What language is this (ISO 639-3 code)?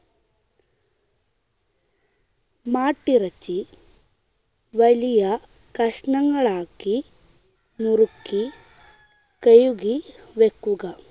mal